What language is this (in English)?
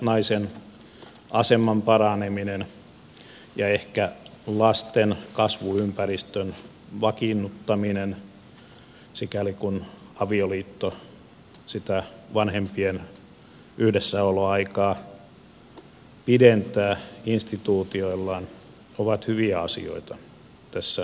Finnish